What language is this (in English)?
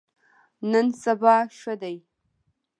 Pashto